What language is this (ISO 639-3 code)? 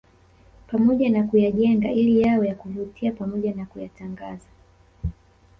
swa